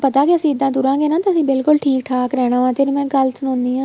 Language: Punjabi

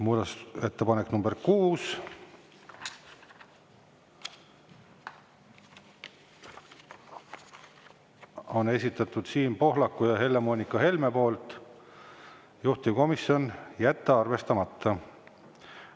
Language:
Estonian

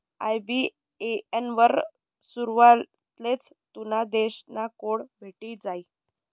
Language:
Marathi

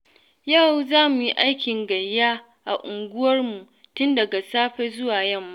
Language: Hausa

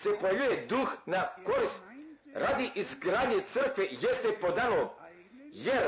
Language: Croatian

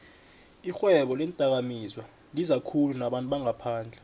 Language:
South Ndebele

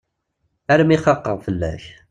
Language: Kabyle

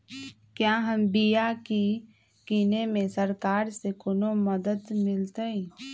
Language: Magahi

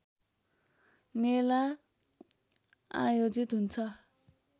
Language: Nepali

